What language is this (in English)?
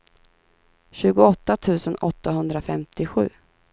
Swedish